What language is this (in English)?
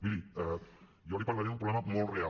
Catalan